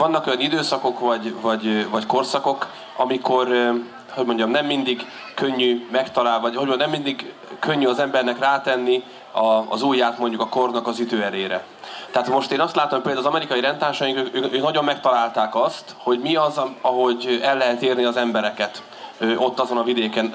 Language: Hungarian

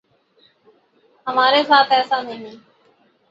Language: Urdu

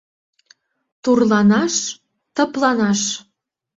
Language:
Mari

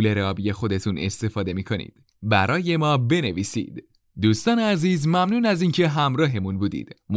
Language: Persian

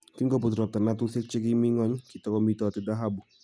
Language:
Kalenjin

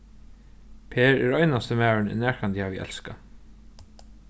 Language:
Faroese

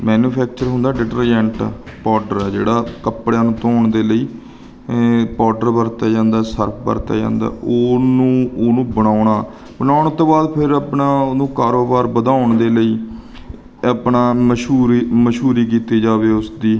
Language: Punjabi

